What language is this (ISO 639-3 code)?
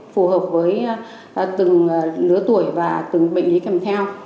vie